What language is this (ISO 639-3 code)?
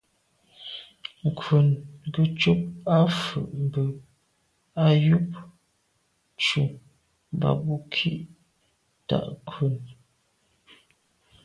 byv